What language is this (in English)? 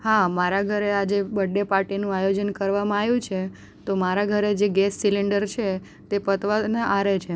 Gujarati